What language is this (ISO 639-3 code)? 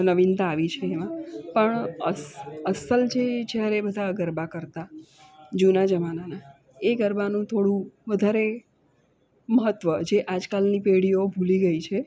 guj